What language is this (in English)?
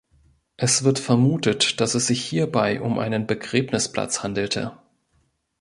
German